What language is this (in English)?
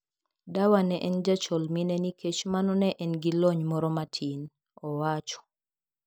Luo (Kenya and Tanzania)